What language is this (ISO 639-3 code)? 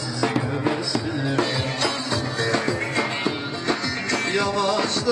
tur